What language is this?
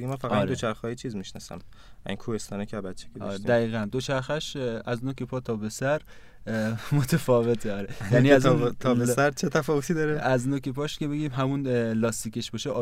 Persian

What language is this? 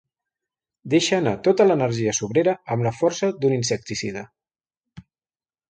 Catalan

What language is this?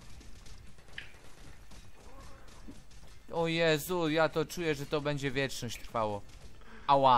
Polish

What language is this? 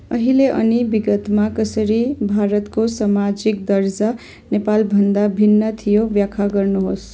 Nepali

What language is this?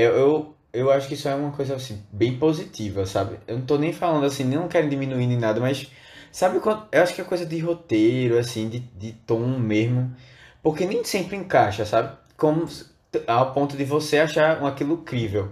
Portuguese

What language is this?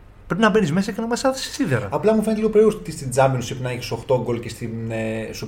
Greek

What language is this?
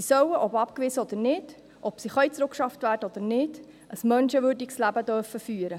Swiss German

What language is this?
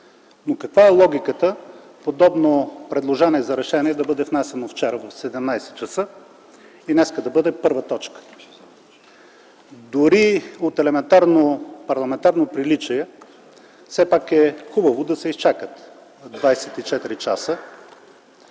Bulgarian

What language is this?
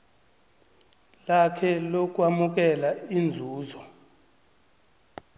South Ndebele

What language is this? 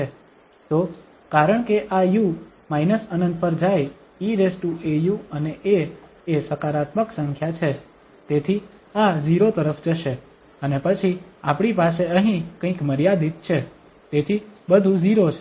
Gujarati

